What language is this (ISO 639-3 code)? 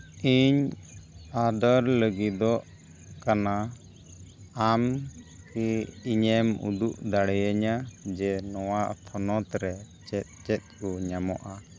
sat